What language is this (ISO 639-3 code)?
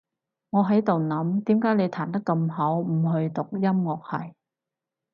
yue